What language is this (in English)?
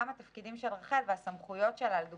Hebrew